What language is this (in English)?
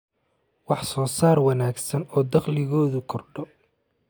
Somali